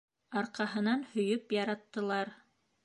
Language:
Bashkir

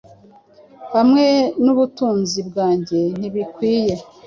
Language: Kinyarwanda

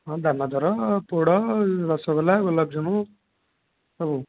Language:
Odia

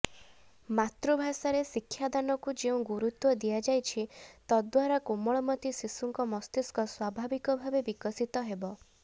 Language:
Odia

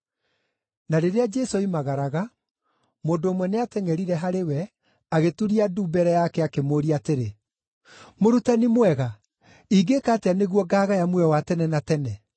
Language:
Kikuyu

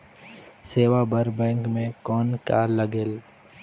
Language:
Chhattisgarhi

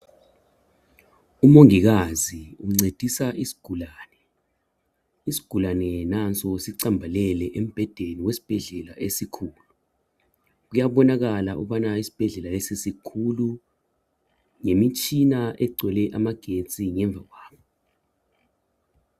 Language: North Ndebele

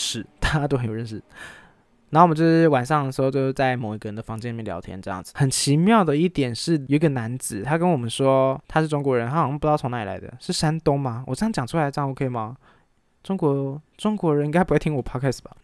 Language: Chinese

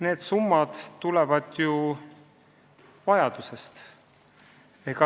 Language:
Estonian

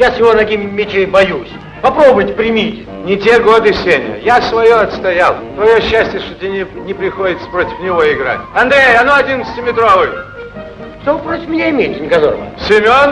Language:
Russian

